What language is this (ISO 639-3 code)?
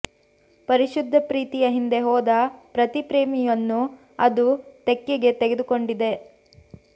kan